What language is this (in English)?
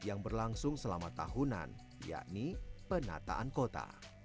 Indonesian